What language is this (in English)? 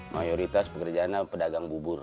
Indonesian